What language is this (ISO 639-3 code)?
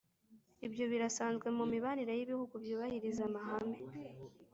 kin